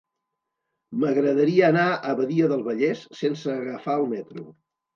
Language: Catalan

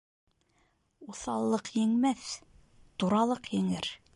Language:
Bashkir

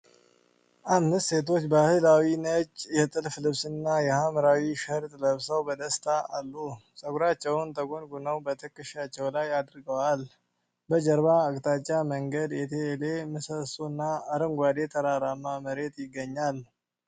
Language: Amharic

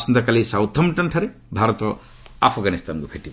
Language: Odia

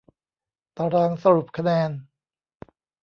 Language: Thai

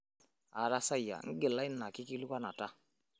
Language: Masai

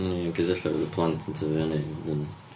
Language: Welsh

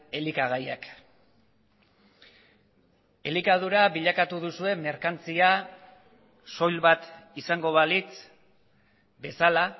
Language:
Basque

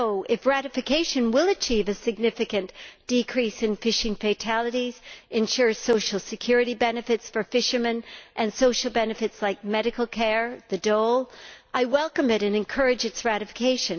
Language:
English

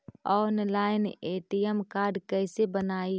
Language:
Magahi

